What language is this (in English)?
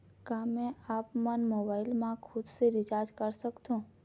Chhattisgarhi